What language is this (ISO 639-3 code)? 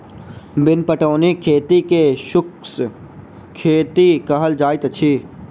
mai